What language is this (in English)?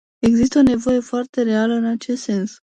Romanian